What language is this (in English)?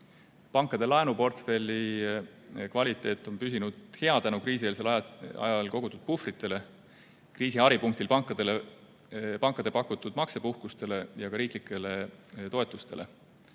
Estonian